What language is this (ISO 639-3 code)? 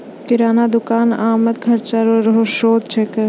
mai